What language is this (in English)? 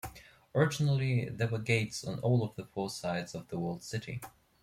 English